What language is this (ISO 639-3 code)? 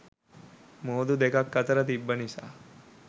sin